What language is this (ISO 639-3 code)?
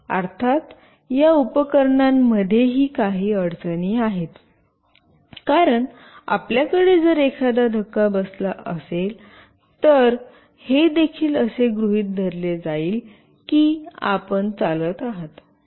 mar